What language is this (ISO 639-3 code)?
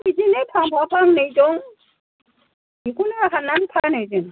brx